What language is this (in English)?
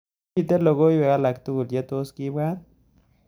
Kalenjin